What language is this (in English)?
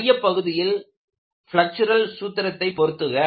Tamil